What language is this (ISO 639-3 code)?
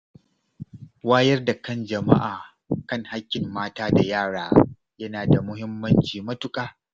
hau